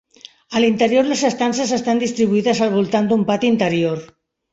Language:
Catalan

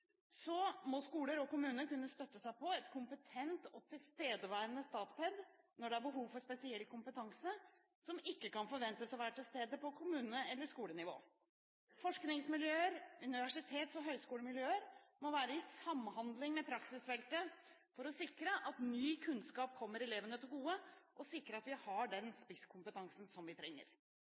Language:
Norwegian Bokmål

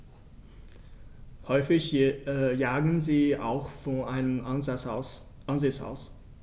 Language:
German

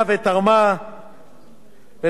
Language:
Hebrew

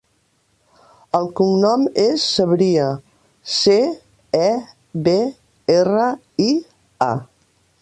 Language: Catalan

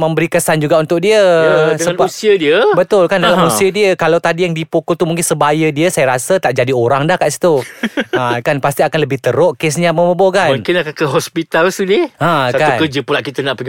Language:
Malay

